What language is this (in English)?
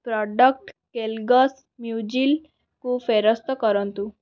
Odia